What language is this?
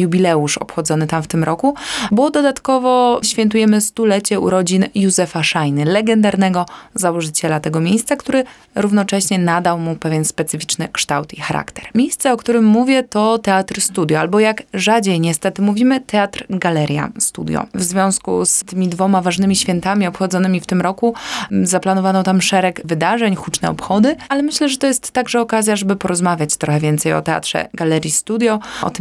Polish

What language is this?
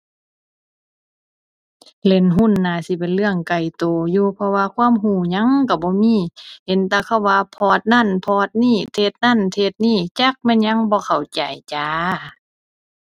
Thai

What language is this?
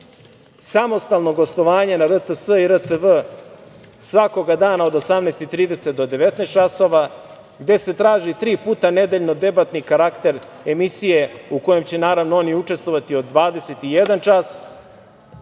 Serbian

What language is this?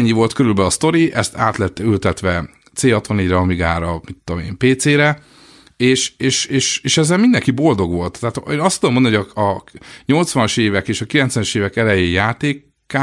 Hungarian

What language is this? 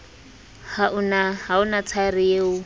Southern Sotho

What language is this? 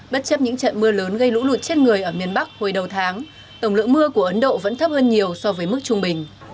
Vietnamese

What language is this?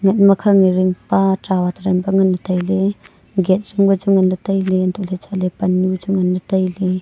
Wancho Naga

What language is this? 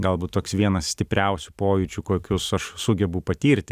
Lithuanian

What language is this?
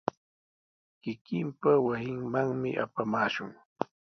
Sihuas Ancash Quechua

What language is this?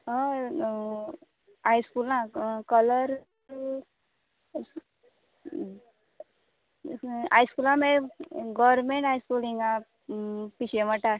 Konkani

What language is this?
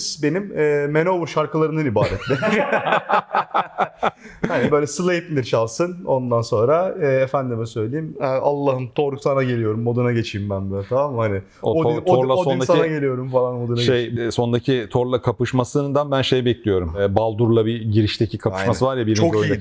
Turkish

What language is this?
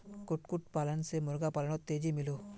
Magahi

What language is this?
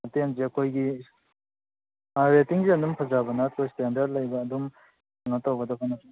Manipuri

